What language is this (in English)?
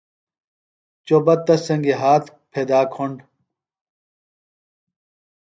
Phalura